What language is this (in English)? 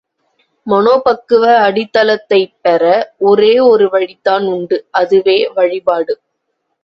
Tamil